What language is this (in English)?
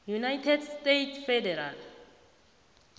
South Ndebele